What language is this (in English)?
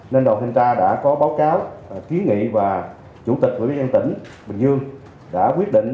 Vietnamese